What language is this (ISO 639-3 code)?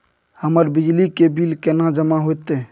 mai